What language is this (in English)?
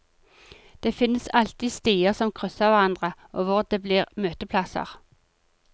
Norwegian